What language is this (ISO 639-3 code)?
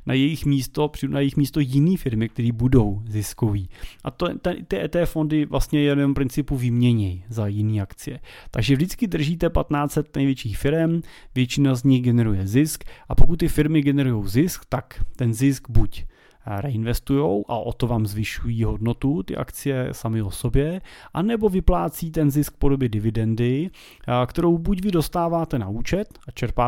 ces